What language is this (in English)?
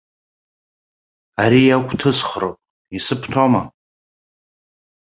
Abkhazian